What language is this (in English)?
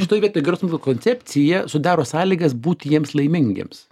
Lithuanian